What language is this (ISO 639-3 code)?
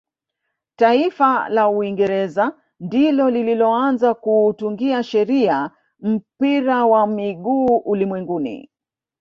swa